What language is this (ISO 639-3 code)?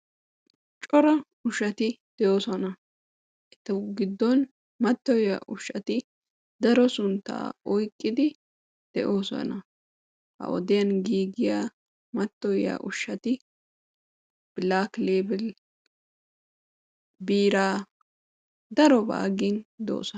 wal